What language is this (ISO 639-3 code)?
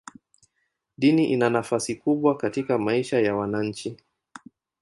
swa